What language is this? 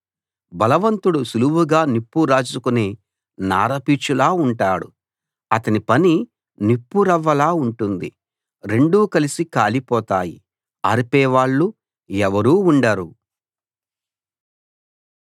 Telugu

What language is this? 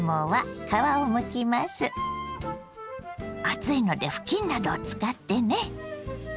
Japanese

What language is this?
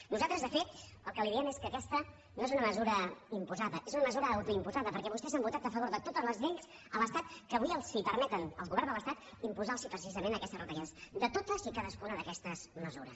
Catalan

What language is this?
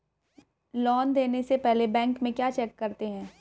Hindi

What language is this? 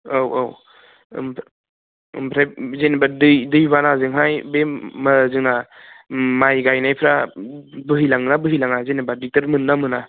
Bodo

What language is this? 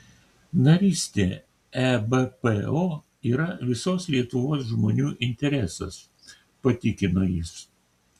Lithuanian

